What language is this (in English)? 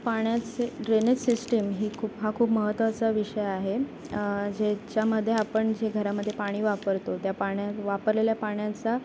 Marathi